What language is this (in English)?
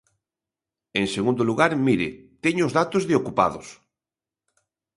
Galician